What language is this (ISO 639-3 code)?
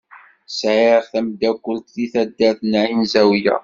kab